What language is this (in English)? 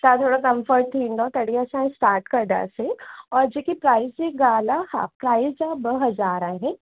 Sindhi